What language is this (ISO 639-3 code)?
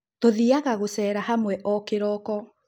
kik